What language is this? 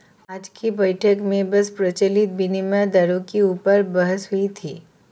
Hindi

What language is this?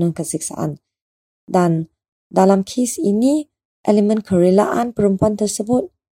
Malay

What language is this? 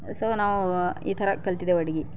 Kannada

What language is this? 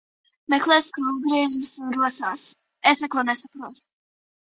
Latvian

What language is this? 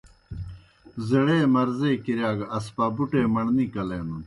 Kohistani Shina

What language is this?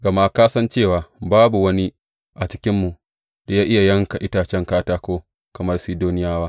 Hausa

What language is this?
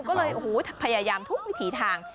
Thai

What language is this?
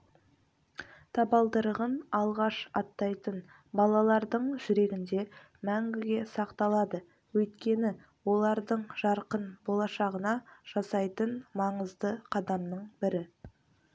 Kazakh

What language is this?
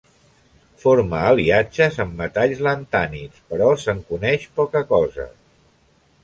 Catalan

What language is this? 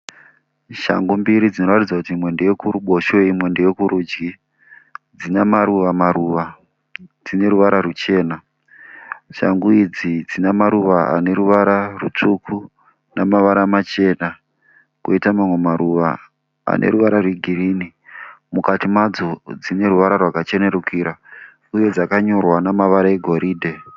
Shona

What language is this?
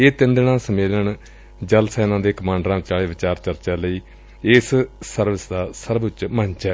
Punjabi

